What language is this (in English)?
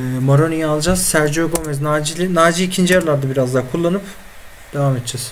Turkish